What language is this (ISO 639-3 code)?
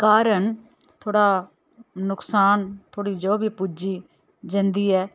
doi